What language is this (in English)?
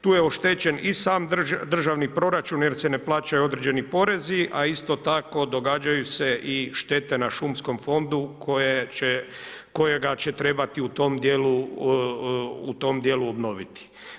Croatian